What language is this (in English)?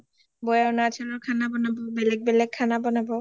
Assamese